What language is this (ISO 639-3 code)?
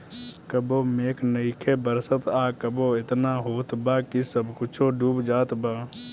bho